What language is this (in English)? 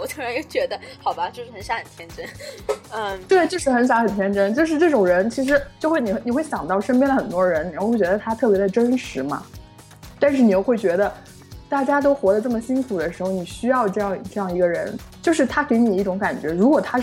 Chinese